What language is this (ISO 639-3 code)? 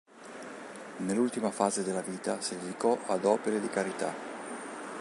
ita